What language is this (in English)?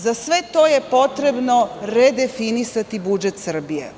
Serbian